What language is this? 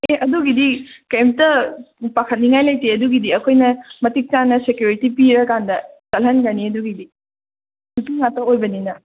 Manipuri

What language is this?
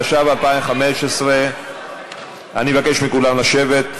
Hebrew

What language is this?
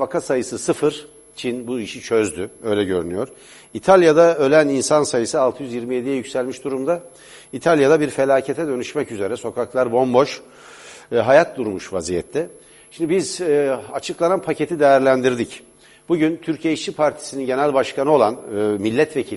Turkish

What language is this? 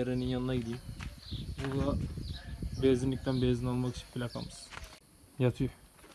Turkish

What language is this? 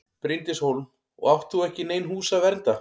Icelandic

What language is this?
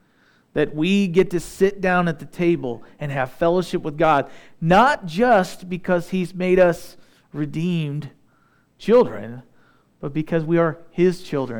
English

